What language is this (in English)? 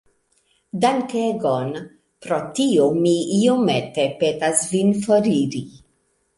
Esperanto